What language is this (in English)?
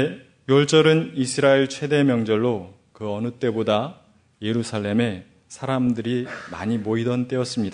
Korean